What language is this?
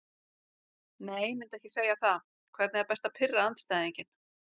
Icelandic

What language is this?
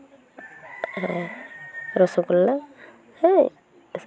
Santali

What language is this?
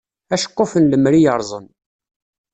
Kabyle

